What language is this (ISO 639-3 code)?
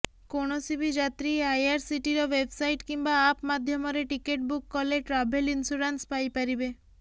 ori